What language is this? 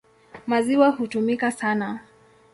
Swahili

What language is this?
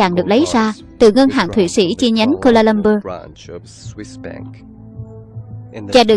Vietnamese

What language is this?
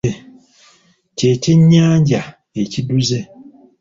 Ganda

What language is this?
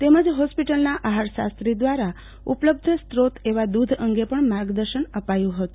Gujarati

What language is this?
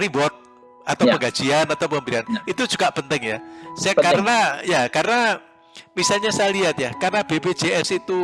Indonesian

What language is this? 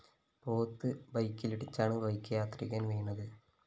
Malayalam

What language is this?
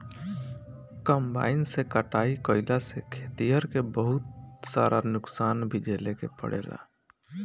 Bhojpuri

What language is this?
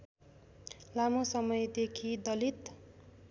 Nepali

